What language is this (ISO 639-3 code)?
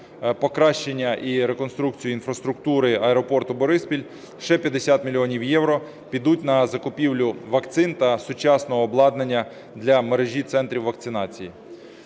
ukr